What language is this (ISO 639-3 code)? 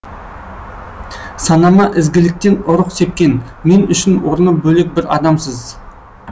kaz